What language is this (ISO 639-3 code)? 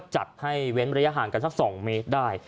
tha